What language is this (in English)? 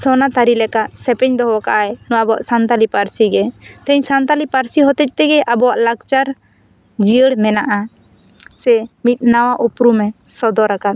Santali